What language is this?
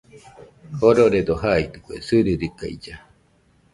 Nüpode Huitoto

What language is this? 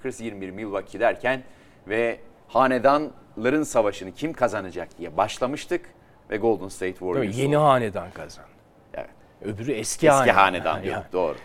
Turkish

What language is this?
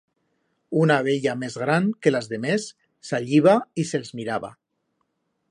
Aragonese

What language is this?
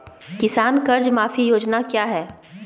Magahi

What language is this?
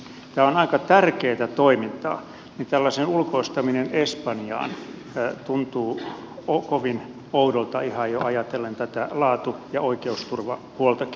Finnish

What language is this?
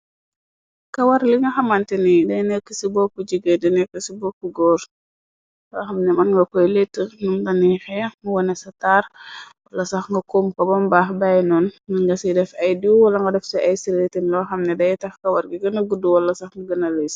Wolof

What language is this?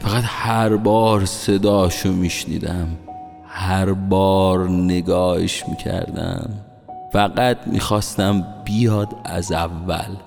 Persian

